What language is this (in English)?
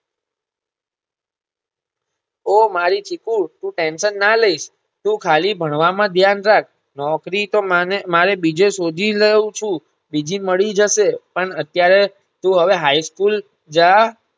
Gujarati